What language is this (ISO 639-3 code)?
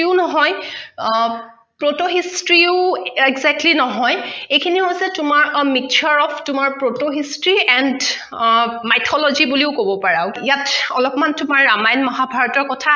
asm